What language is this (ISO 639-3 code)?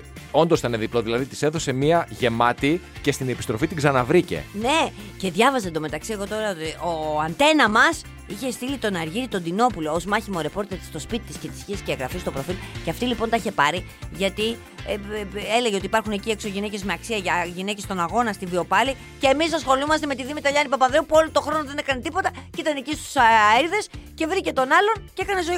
ell